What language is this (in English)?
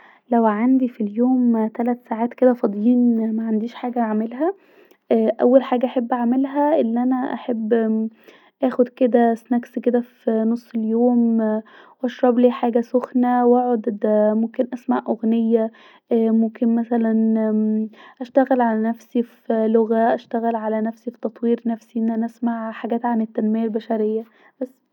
Egyptian Arabic